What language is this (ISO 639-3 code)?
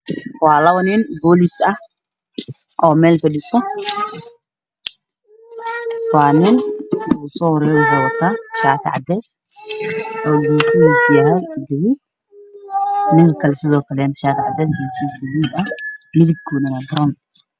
som